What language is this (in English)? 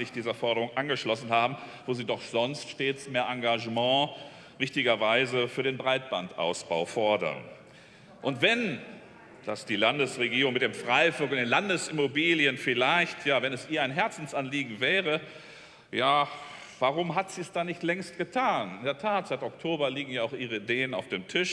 German